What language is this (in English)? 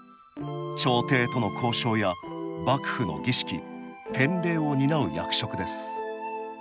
Japanese